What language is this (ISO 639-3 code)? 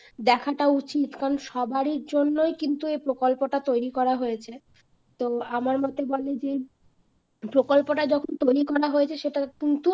ben